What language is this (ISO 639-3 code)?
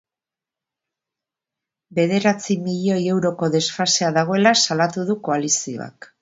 eus